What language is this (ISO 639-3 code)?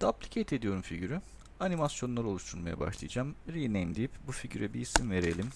tur